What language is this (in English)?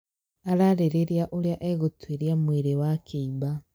Kikuyu